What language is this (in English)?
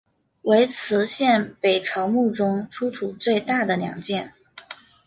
Chinese